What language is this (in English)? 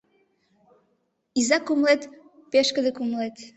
Mari